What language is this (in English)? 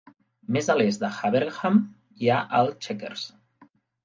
Catalan